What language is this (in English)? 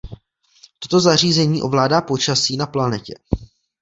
Czech